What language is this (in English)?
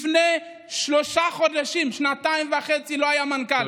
Hebrew